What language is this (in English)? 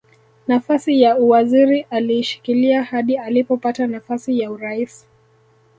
Swahili